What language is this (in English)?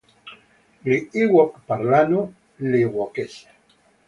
Italian